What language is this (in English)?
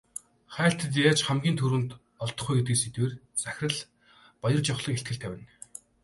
Mongolian